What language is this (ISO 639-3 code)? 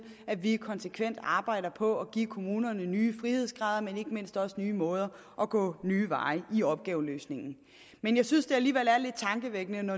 dan